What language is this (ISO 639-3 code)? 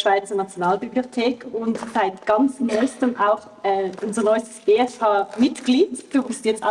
deu